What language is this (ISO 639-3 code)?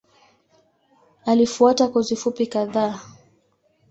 swa